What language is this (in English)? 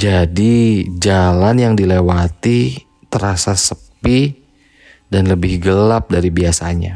Indonesian